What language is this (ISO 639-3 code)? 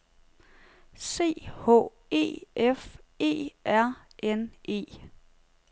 dan